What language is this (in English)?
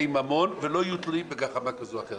Hebrew